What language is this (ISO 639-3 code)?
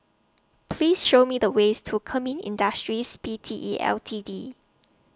eng